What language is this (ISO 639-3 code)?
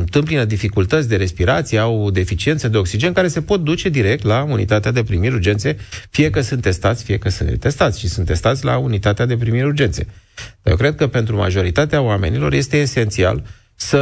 ron